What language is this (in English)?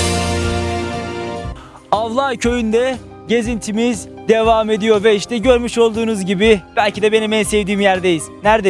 Turkish